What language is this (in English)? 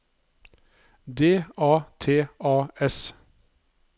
Norwegian